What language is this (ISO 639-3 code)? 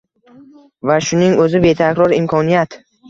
uzb